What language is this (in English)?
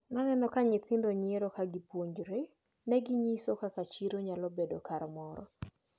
Luo (Kenya and Tanzania)